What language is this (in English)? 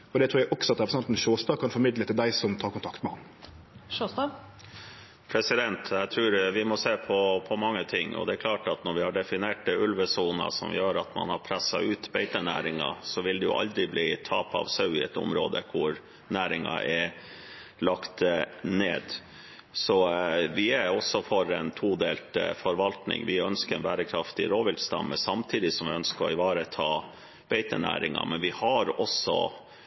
Norwegian